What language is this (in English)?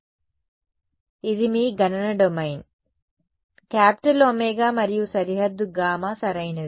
Telugu